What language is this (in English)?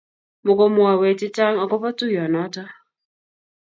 Kalenjin